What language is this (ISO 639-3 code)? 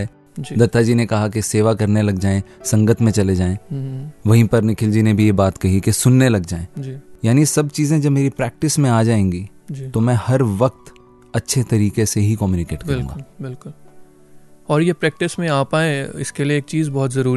hin